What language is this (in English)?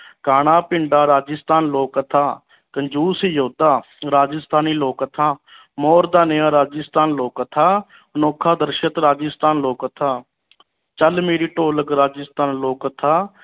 Punjabi